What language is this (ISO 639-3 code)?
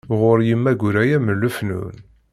kab